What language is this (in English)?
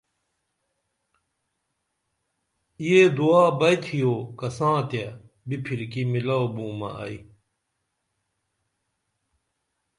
Dameli